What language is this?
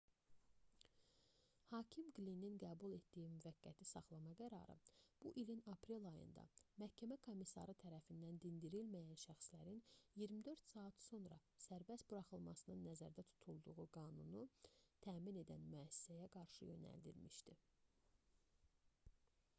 Azerbaijani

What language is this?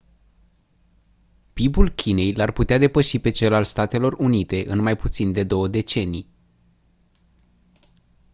Romanian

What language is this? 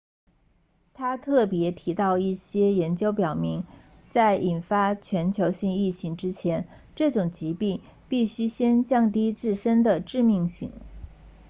Chinese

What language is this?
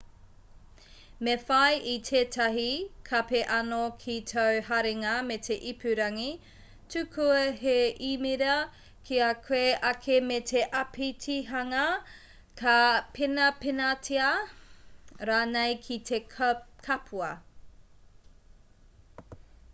Māori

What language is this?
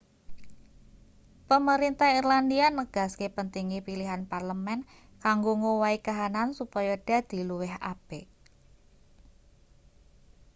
Javanese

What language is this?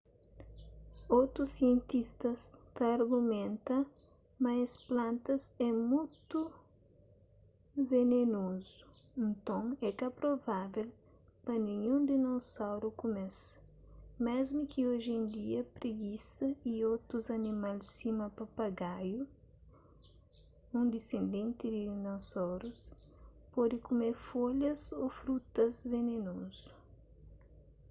Kabuverdianu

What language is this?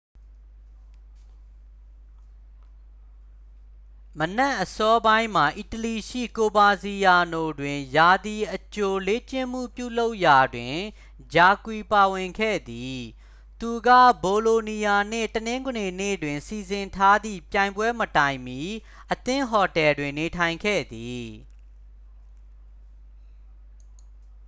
Burmese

